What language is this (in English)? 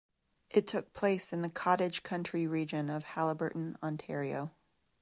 English